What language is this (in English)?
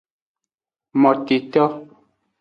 Aja (Benin)